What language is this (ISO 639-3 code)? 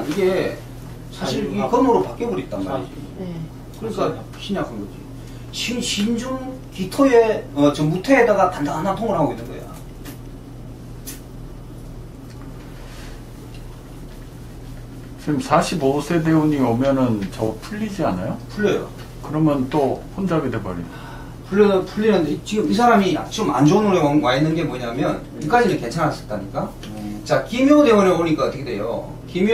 kor